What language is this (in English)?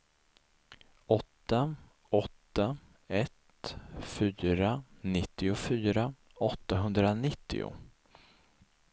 Swedish